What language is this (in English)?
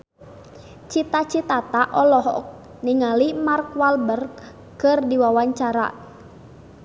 Sundanese